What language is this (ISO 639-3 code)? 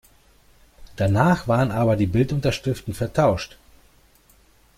deu